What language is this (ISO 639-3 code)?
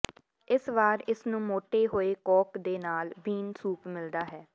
pan